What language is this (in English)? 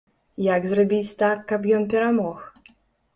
Belarusian